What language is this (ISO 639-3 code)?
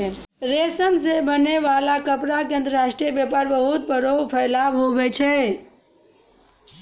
mai